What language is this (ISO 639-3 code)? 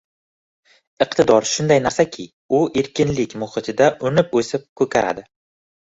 uzb